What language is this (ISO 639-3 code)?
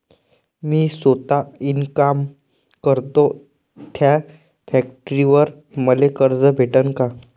mar